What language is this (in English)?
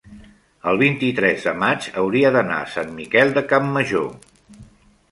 Catalan